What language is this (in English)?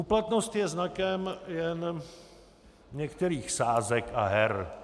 Czech